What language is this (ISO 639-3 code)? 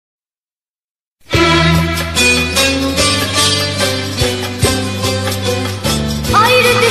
tur